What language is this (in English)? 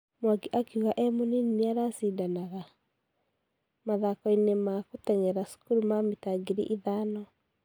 Kikuyu